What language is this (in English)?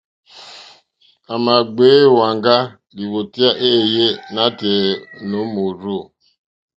Mokpwe